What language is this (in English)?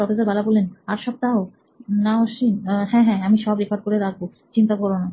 Bangla